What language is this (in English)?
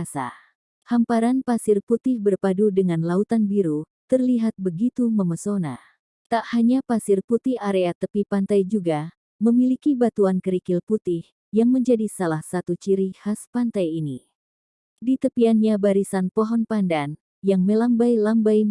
Indonesian